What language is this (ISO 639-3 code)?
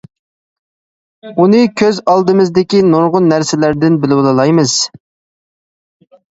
uig